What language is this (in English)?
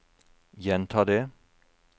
Norwegian